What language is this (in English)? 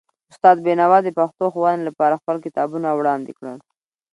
Pashto